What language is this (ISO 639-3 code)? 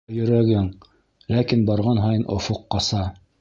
bak